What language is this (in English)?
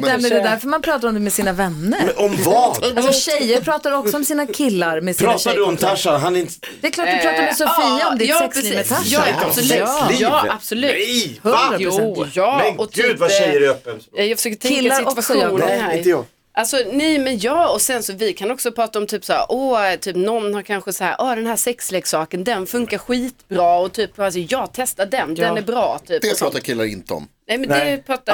Swedish